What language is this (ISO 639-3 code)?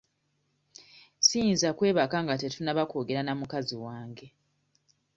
lug